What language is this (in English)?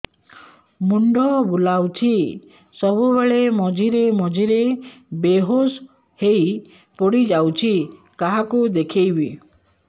Odia